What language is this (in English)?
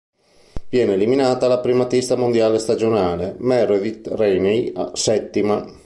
Italian